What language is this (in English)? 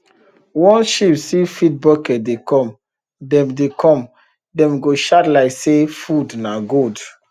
Nigerian Pidgin